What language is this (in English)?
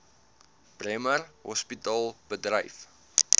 Afrikaans